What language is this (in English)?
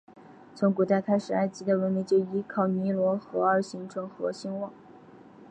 Chinese